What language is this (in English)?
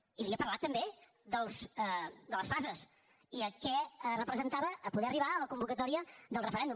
Catalan